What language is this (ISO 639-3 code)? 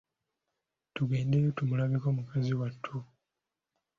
lug